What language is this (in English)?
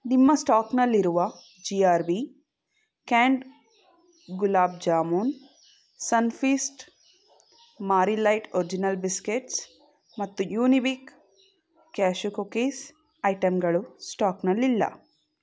Kannada